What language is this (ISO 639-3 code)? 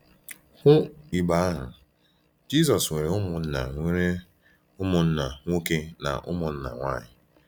ibo